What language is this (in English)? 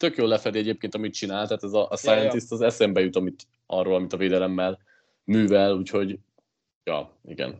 Hungarian